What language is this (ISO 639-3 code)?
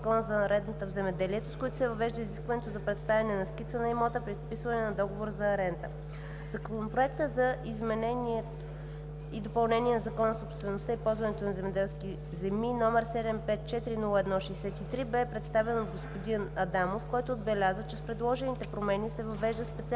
bul